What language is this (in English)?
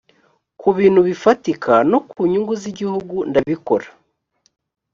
Kinyarwanda